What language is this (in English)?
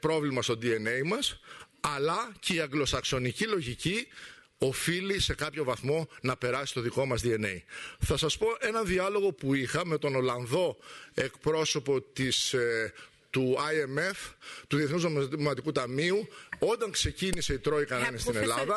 Greek